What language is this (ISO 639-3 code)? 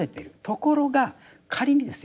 jpn